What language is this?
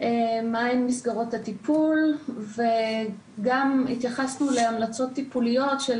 Hebrew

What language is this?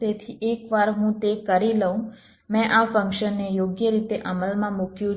Gujarati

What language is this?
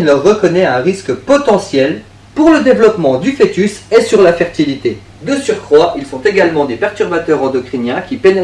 French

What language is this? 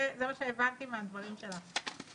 Hebrew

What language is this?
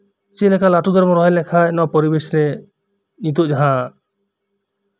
Santali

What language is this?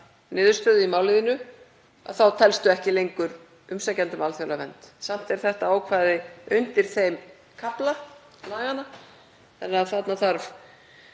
Icelandic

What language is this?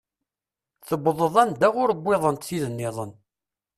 Kabyle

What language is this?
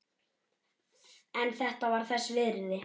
Icelandic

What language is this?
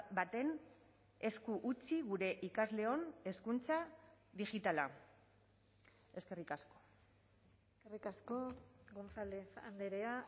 Basque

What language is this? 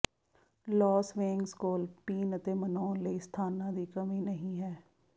Punjabi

